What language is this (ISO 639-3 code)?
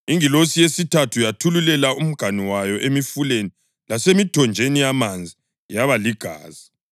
nde